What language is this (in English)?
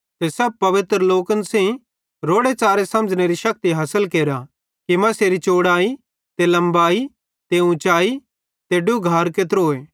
Bhadrawahi